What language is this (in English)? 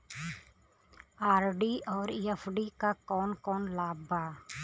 Bhojpuri